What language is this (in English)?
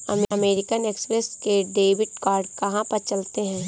Hindi